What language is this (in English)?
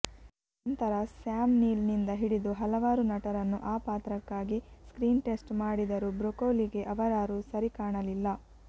Kannada